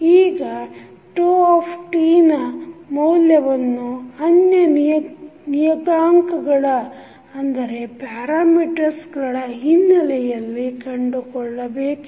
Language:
Kannada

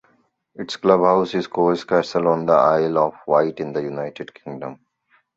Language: English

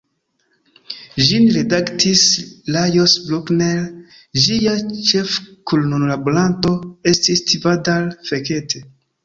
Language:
Esperanto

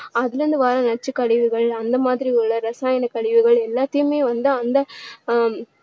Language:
Tamil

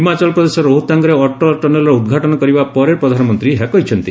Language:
Odia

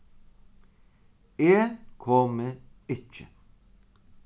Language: Faroese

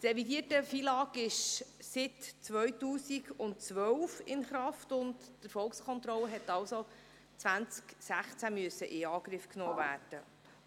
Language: Swiss German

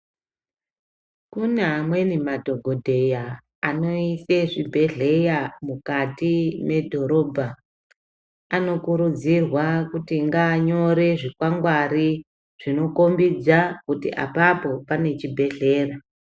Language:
Ndau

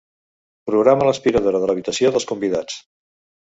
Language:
Catalan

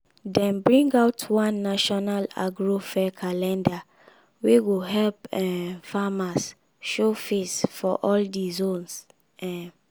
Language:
Nigerian Pidgin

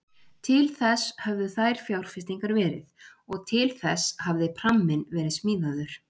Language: Icelandic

